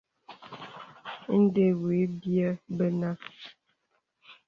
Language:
Bebele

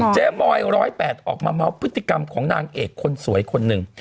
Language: Thai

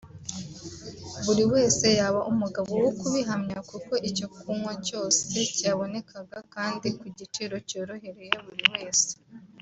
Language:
Kinyarwanda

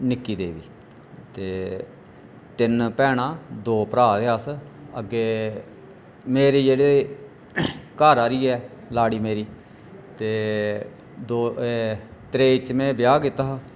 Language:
Dogri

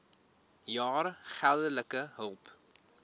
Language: Afrikaans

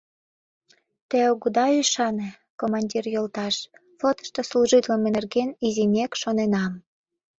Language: Mari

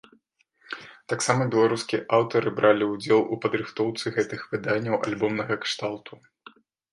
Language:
Belarusian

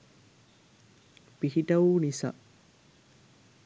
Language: Sinhala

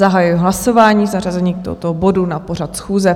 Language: Czech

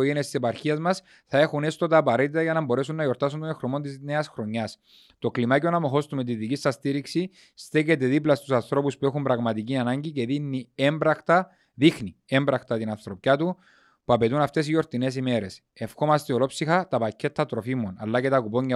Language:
Greek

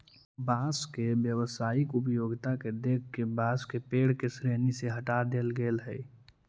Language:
Magahi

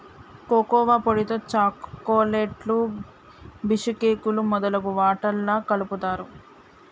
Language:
Telugu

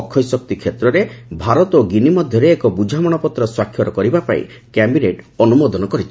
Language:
Odia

